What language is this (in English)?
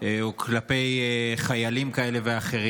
Hebrew